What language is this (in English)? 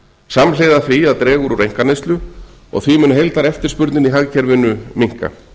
Icelandic